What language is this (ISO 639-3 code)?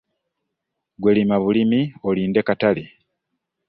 lug